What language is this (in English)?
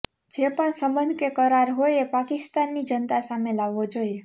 Gujarati